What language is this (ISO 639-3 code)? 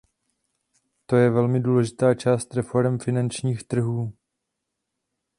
ces